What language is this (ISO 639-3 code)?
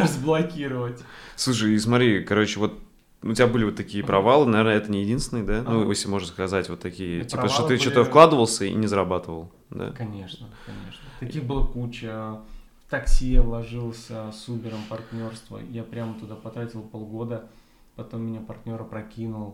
rus